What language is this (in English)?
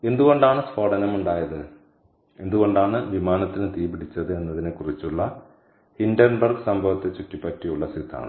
Malayalam